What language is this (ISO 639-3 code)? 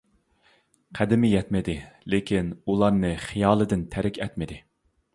uig